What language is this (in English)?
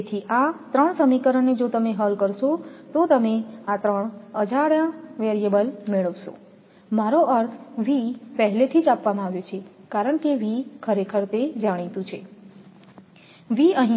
Gujarati